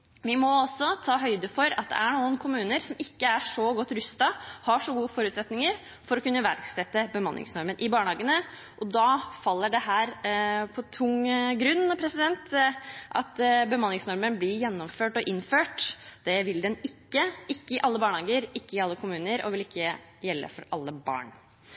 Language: Norwegian Bokmål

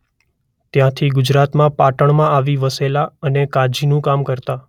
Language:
Gujarati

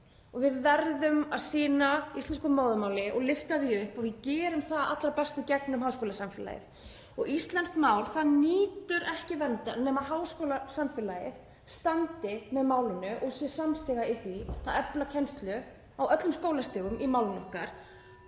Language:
Icelandic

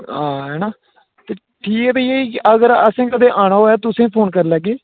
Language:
Dogri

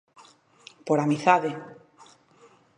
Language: Galician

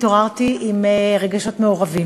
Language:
Hebrew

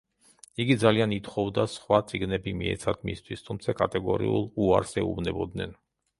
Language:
Georgian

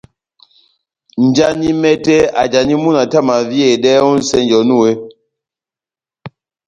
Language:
Batanga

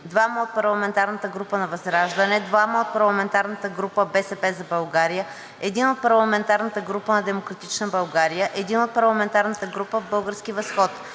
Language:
Bulgarian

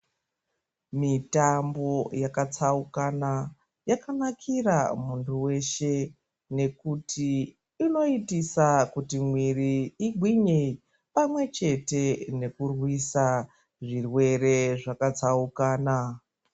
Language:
Ndau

